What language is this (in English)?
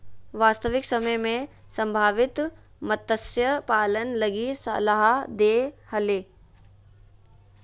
Magahi